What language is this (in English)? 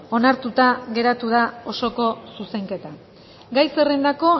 Basque